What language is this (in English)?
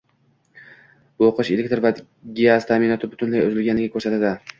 Uzbek